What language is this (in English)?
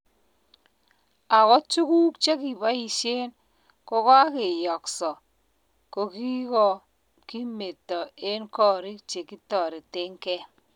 Kalenjin